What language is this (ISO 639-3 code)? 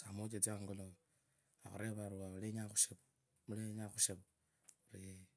lkb